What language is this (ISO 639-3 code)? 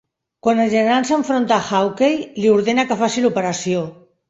cat